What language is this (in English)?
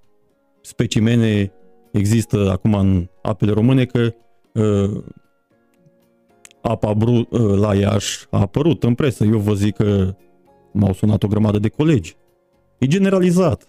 Romanian